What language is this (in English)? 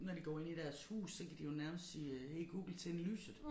Danish